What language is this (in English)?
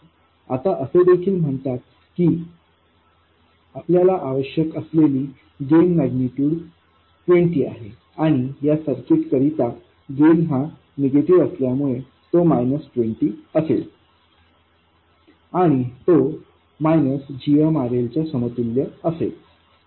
Marathi